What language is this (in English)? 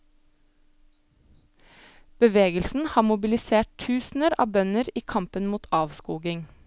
Norwegian